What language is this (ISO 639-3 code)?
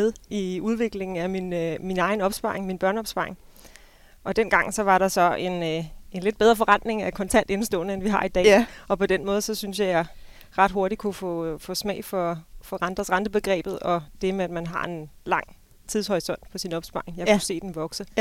dan